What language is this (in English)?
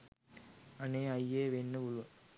Sinhala